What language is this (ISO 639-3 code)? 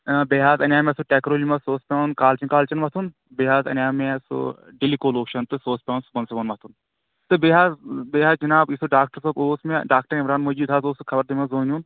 kas